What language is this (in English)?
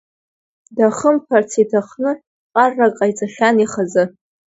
Abkhazian